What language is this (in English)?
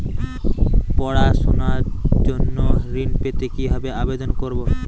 Bangla